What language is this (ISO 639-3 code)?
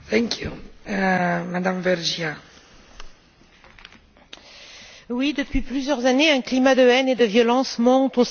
fra